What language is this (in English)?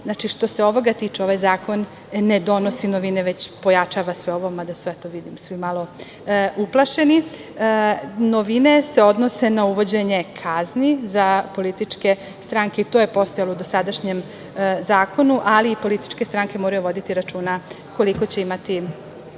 Serbian